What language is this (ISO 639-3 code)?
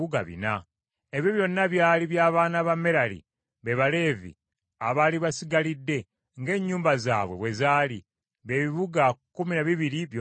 lug